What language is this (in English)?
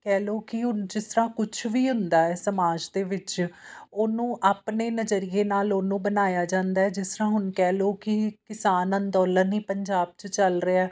Punjabi